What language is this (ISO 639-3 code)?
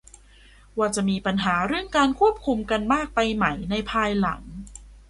tha